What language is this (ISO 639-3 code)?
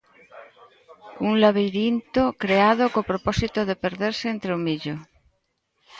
glg